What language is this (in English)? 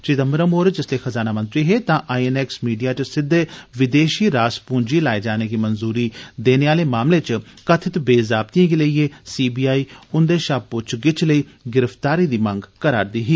Dogri